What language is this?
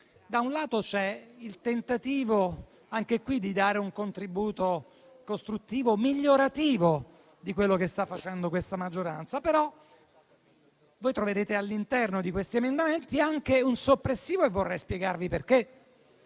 Italian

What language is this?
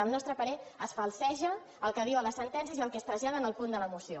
Catalan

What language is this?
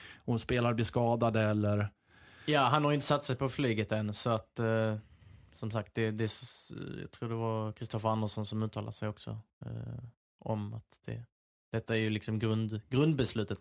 Swedish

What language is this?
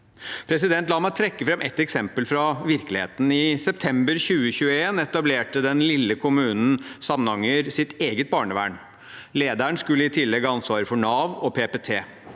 Norwegian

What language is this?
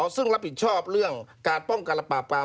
Thai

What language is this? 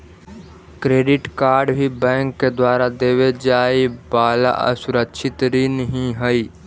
Magahi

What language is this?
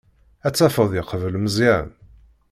Kabyle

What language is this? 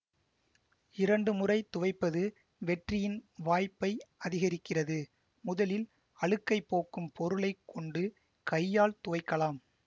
Tamil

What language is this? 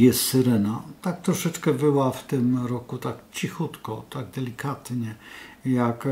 Polish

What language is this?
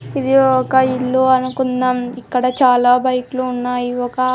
Telugu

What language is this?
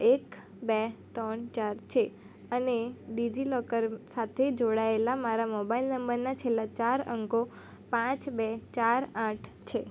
Gujarati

